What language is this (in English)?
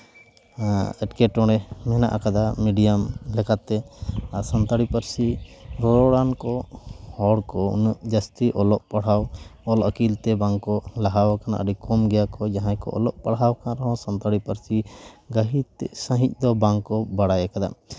Santali